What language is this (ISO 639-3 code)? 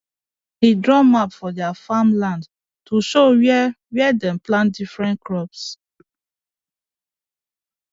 pcm